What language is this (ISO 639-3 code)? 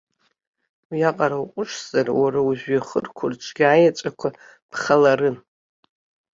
abk